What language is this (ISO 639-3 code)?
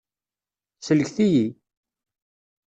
kab